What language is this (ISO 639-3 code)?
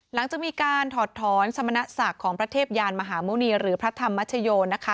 tha